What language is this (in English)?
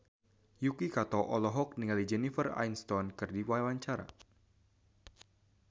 Sundanese